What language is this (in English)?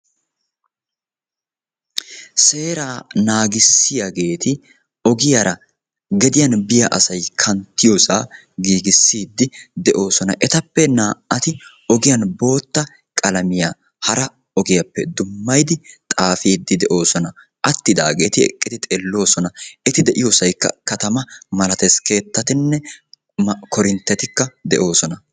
Wolaytta